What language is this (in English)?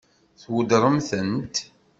Kabyle